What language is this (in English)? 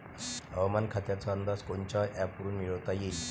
Marathi